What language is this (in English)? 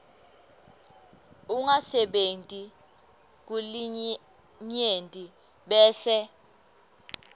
Swati